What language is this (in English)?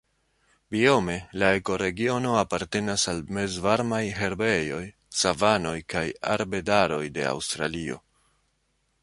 Esperanto